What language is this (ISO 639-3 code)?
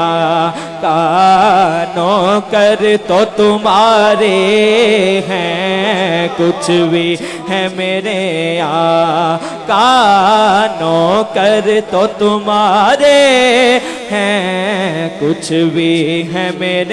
urd